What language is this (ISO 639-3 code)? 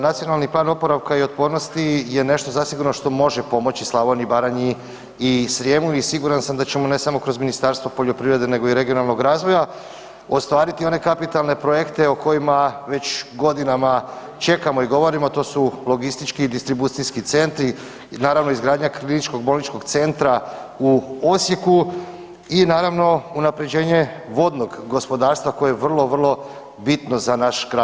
hrv